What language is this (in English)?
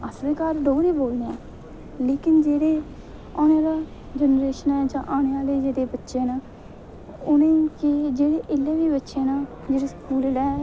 Dogri